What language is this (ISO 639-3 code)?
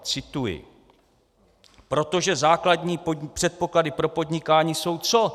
ces